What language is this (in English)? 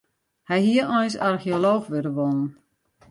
Western Frisian